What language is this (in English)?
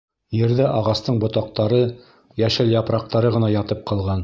Bashkir